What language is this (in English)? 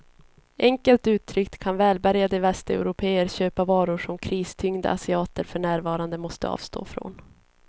Swedish